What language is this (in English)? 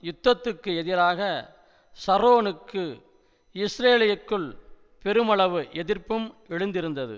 Tamil